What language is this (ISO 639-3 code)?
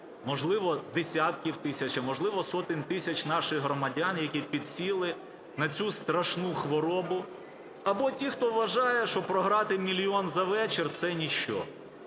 ukr